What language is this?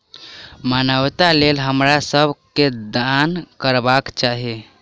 Maithili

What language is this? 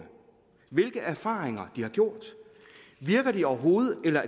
Danish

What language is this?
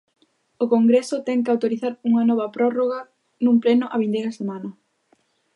Galician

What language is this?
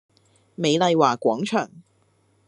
Cantonese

